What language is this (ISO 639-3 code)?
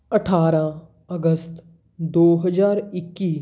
pan